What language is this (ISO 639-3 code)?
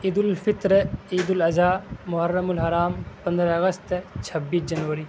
urd